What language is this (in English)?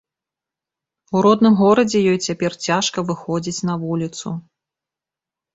Belarusian